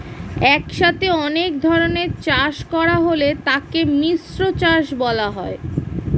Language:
Bangla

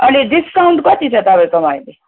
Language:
Nepali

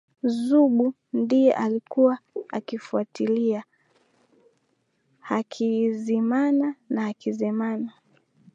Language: Swahili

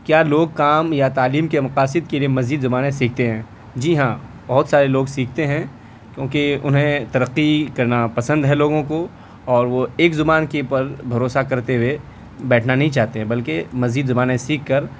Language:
Urdu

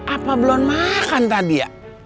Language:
Indonesian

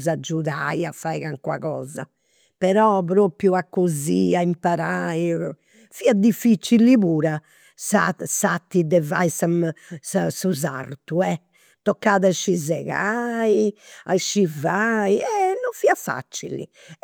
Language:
Campidanese Sardinian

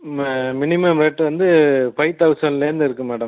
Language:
Tamil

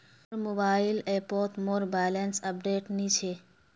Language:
Magahi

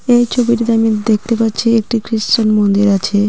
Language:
Bangla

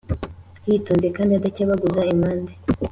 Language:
Kinyarwanda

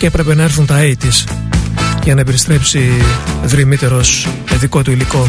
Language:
Greek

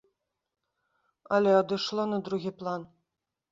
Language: Belarusian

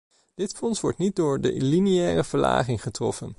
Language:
Dutch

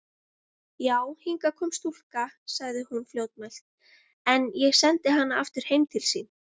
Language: Icelandic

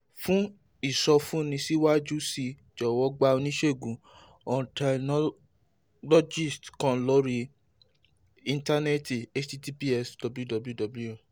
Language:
Yoruba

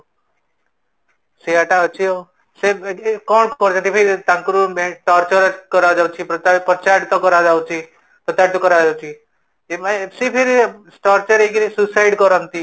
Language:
Odia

